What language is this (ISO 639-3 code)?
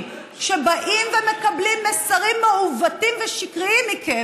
heb